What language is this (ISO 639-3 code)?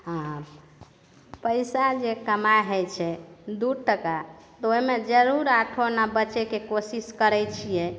mai